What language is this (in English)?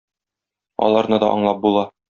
Tatar